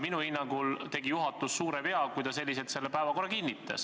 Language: Estonian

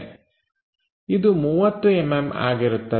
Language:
Kannada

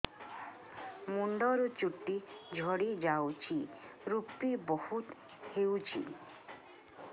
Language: Odia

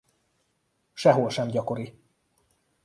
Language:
Hungarian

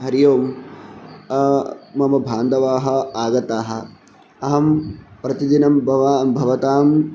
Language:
Sanskrit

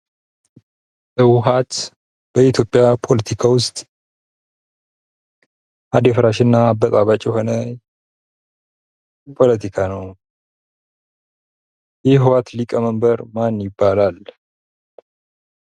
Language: Amharic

